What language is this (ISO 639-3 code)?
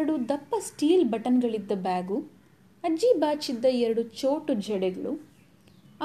kan